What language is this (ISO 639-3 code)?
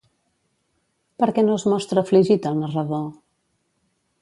cat